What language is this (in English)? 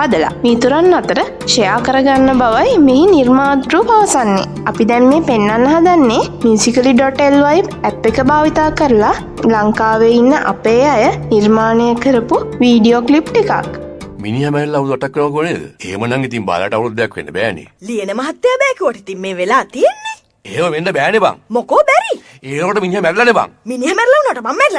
Sinhala